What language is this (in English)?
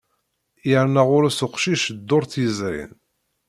Kabyle